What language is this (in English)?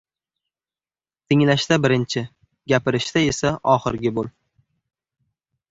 Uzbek